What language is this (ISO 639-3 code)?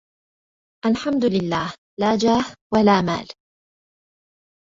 ara